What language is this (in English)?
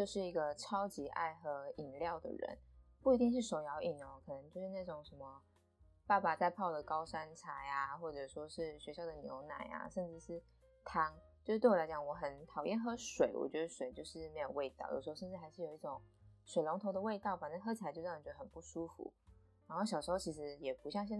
Chinese